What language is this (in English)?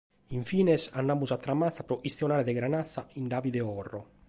Sardinian